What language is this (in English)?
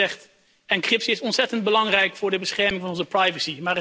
Dutch